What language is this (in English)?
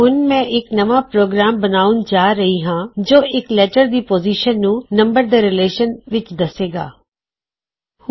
Punjabi